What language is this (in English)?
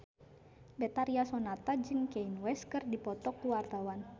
Sundanese